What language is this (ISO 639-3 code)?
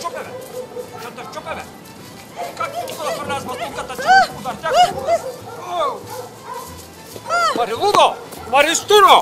bul